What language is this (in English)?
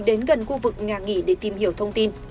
Vietnamese